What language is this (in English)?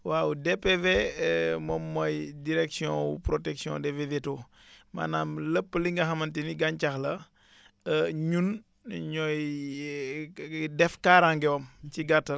Wolof